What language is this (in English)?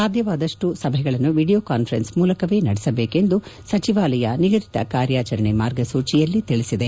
Kannada